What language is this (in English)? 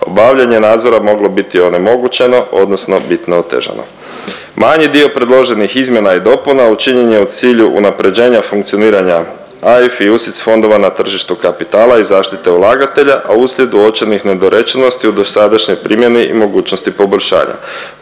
Croatian